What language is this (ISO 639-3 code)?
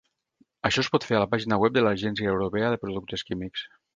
cat